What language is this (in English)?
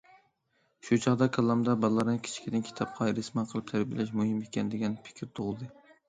Uyghur